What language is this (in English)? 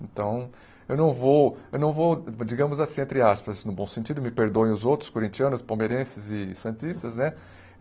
Portuguese